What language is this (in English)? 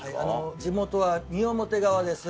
Japanese